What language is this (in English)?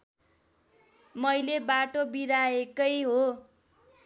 Nepali